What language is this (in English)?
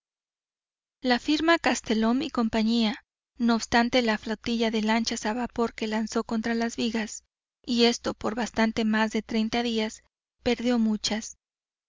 Spanish